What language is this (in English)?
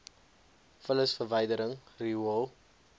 Afrikaans